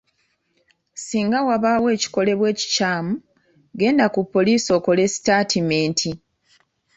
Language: Ganda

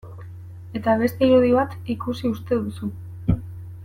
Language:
Basque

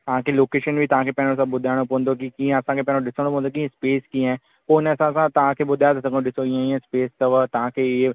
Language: Sindhi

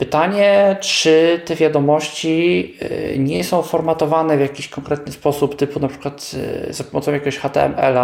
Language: Polish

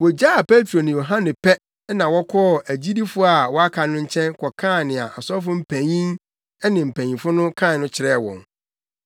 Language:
Akan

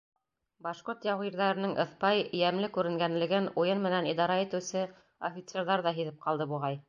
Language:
Bashkir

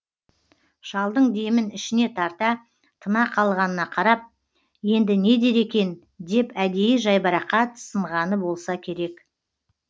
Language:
Kazakh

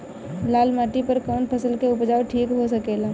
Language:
Bhojpuri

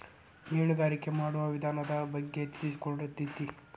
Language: Kannada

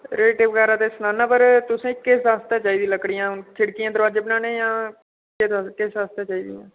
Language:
Dogri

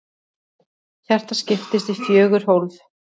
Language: Icelandic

